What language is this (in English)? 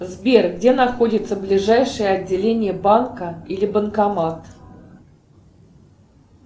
Russian